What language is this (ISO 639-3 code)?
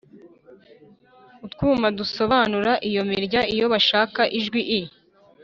kin